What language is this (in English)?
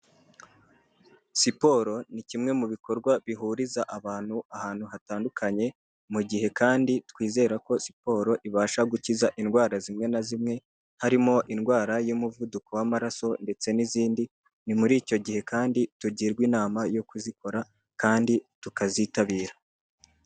Kinyarwanda